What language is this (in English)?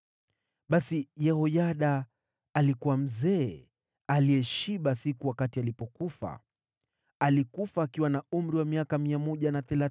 Swahili